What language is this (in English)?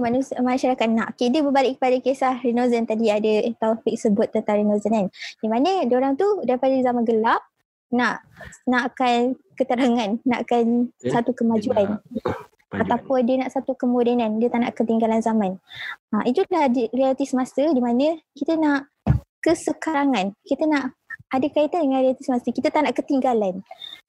Malay